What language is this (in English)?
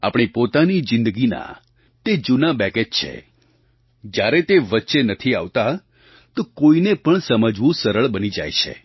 Gujarati